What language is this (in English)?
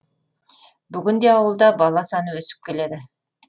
Kazakh